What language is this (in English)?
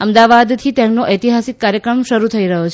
Gujarati